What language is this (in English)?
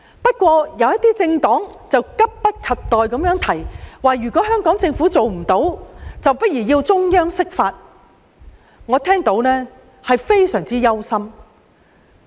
Cantonese